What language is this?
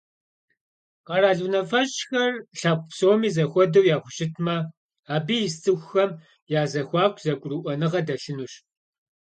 Kabardian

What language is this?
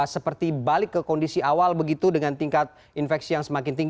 Indonesian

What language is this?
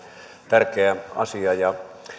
Finnish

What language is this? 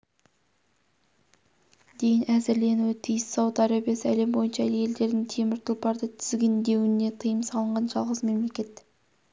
Kazakh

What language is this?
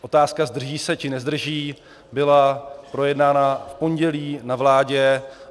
Czech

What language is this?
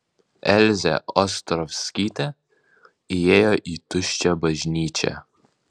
Lithuanian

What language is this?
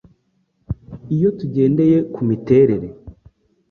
Kinyarwanda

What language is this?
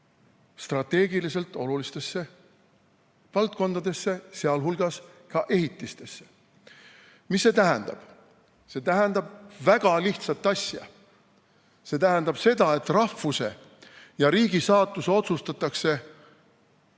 Estonian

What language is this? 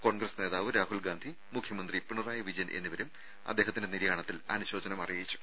Malayalam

